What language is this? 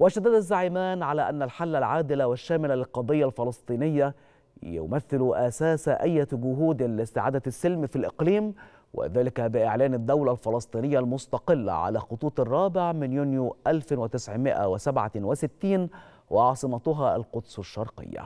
Arabic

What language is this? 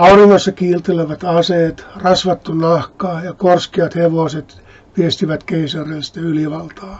Finnish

